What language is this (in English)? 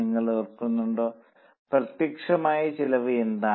Malayalam